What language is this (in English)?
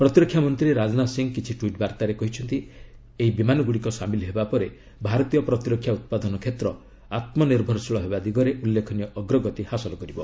Odia